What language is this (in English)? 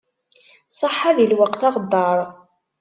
Kabyle